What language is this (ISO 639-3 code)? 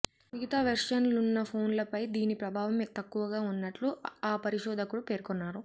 tel